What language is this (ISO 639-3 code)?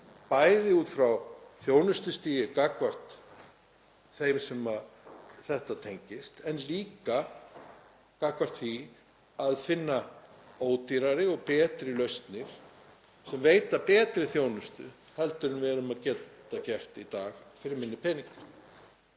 isl